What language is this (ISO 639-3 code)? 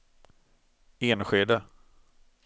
swe